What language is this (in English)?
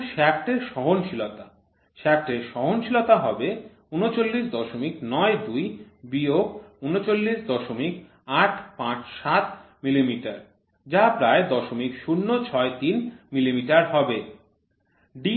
Bangla